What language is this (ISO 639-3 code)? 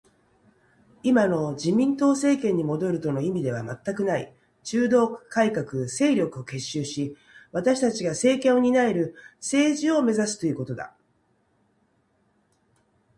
jpn